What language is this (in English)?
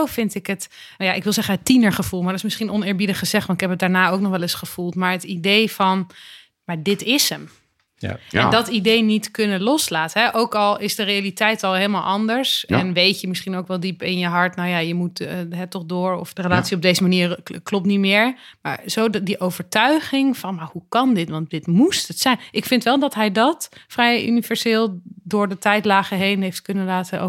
Dutch